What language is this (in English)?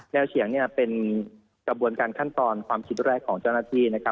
Thai